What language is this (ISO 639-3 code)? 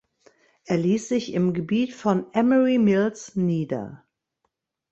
deu